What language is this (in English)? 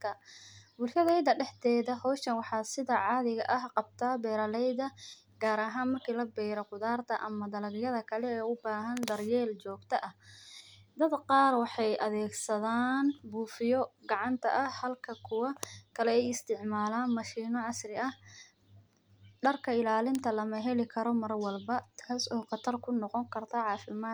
Somali